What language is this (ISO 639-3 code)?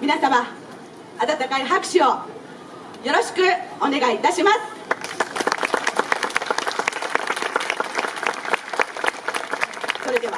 jpn